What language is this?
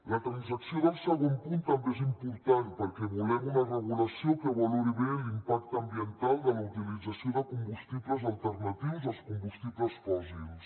Catalan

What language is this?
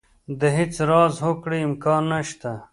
Pashto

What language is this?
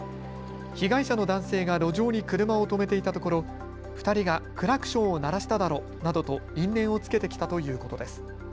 Japanese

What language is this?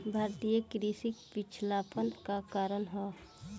Bhojpuri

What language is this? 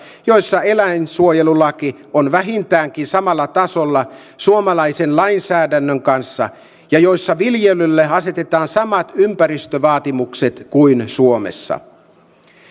Finnish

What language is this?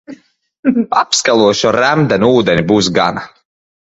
Latvian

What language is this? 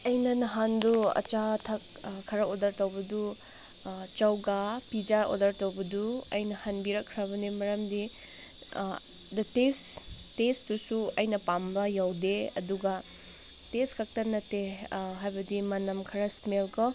Manipuri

